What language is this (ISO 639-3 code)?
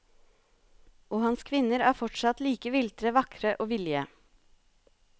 nor